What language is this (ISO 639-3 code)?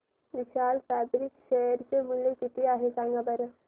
mar